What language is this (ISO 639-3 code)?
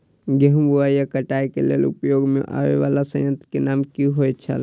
mai